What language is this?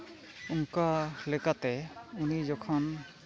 Santali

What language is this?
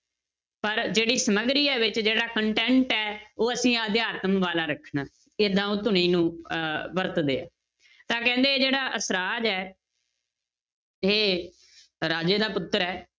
Punjabi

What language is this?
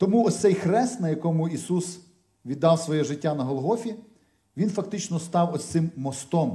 Ukrainian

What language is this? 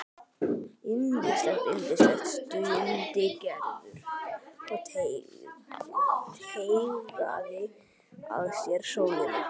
Icelandic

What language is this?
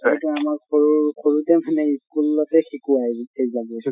Assamese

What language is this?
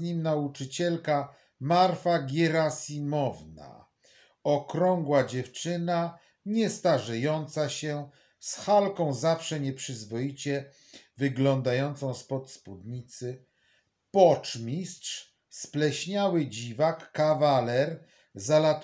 Polish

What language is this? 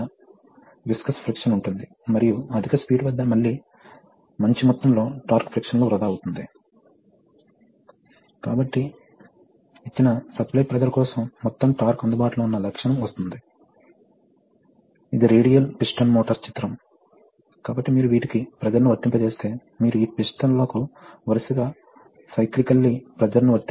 Telugu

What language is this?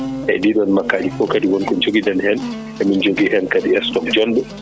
Fula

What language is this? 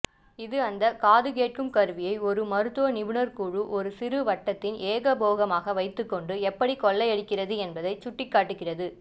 Tamil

